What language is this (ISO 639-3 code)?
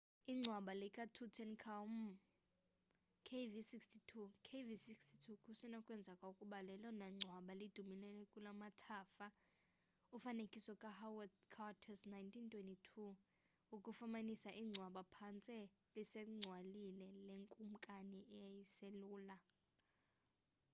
xho